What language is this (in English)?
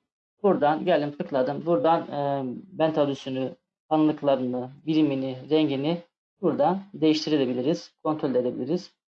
Turkish